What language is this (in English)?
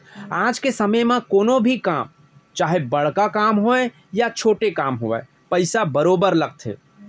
Chhattisgarhi